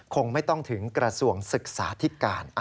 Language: Thai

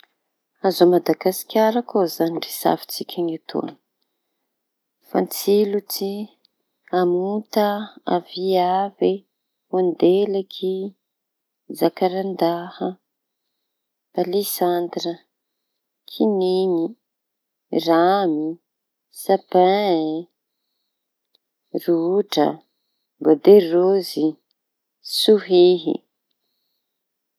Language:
Tanosy Malagasy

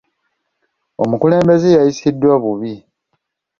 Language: Ganda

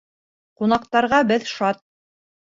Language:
Bashkir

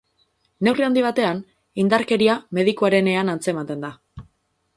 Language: Basque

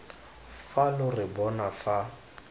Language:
Tswana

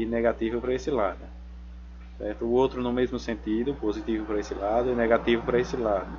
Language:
Portuguese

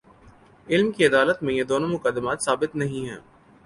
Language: Urdu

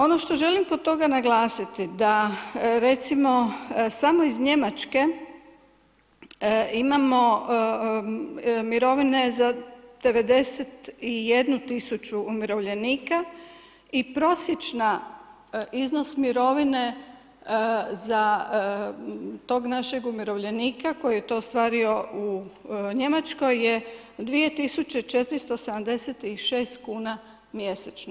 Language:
Croatian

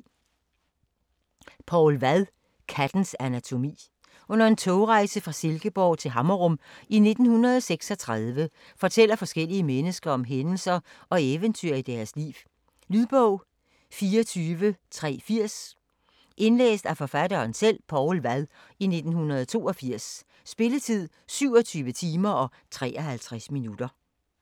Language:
Danish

